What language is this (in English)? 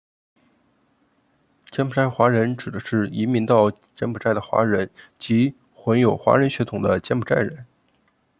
Chinese